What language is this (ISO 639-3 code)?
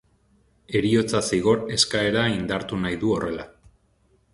eus